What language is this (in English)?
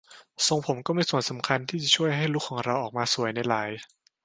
Thai